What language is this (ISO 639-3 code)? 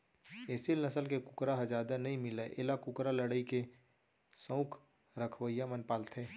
hne